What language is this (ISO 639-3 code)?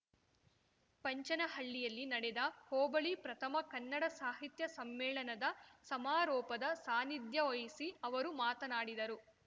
kan